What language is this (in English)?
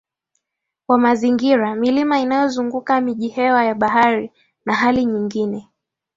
Swahili